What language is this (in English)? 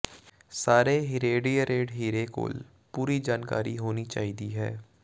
Punjabi